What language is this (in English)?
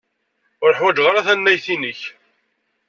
Kabyle